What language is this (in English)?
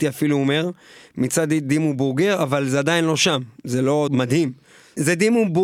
Hebrew